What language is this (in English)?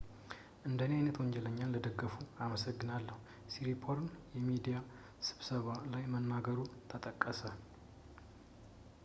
Amharic